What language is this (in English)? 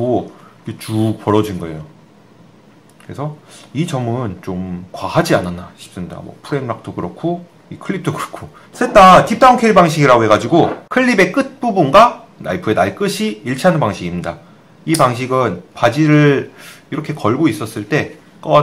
Korean